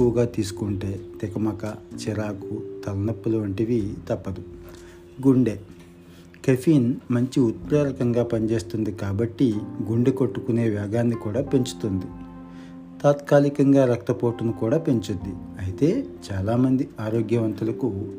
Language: Telugu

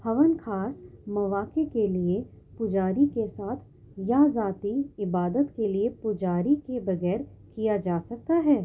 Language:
Urdu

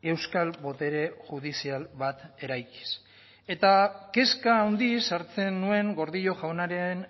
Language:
Basque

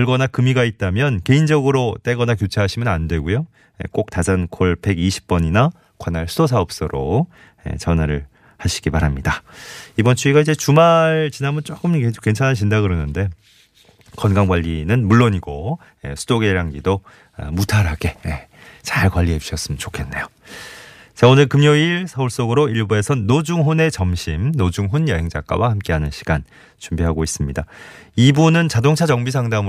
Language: Korean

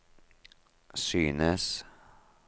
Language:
Norwegian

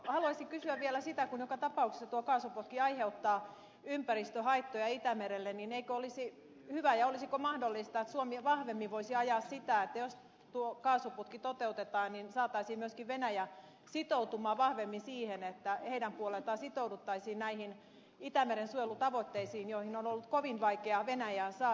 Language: Finnish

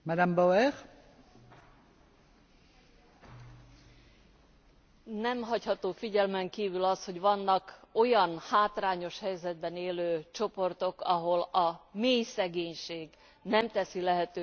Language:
Hungarian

